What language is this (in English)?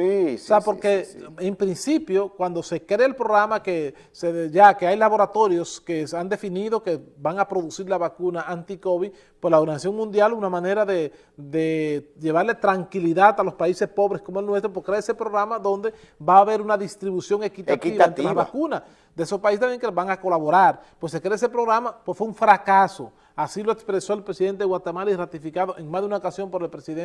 Spanish